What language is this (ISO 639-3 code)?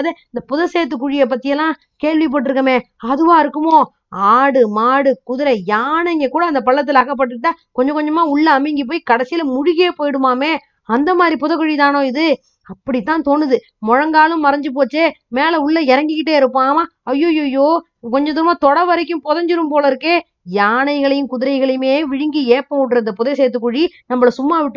tam